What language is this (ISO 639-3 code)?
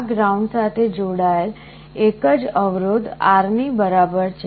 guj